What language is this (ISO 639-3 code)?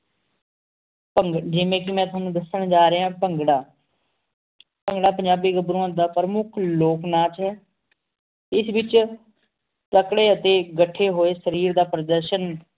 pan